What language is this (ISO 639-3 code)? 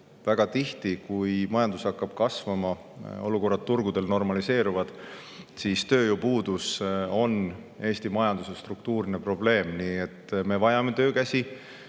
est